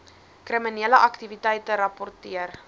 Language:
Afrikaans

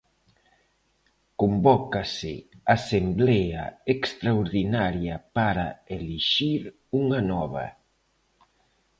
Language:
Galician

